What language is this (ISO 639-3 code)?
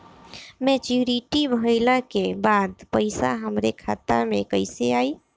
bho